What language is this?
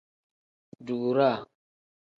Tem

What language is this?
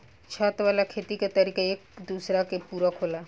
Bhojpuri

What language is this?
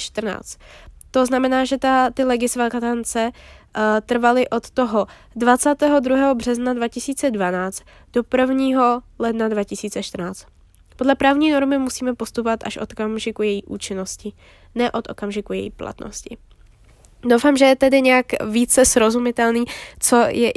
Czech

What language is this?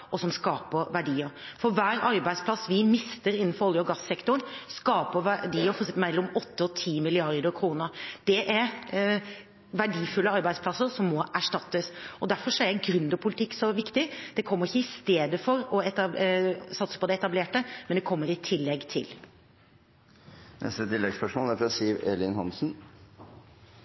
Norwegian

